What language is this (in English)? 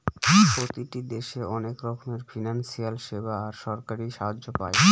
Bangla